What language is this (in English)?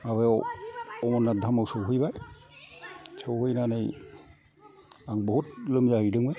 Bodo